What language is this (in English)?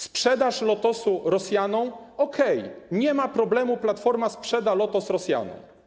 Polish